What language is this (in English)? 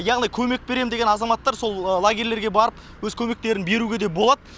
Kazakh